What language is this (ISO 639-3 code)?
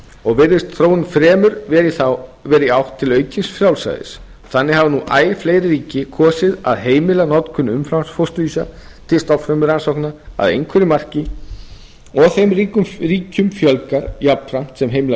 isl